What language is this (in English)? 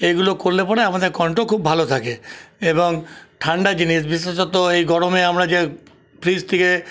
Bangla